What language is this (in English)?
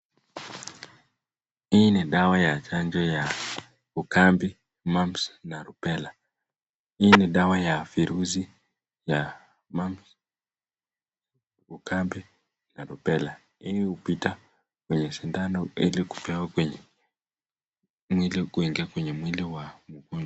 Swahili